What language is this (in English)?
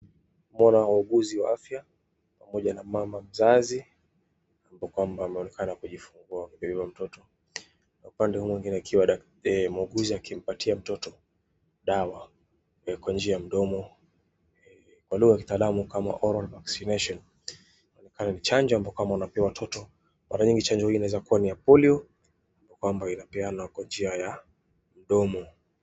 Swahili